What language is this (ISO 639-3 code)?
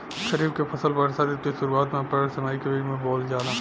bho